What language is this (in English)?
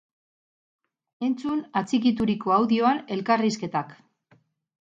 Basque